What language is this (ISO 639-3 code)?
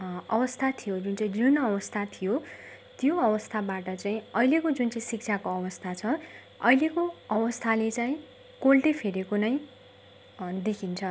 nep